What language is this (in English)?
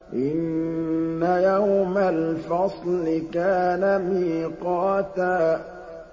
Arabic